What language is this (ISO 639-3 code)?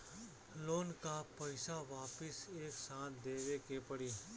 bho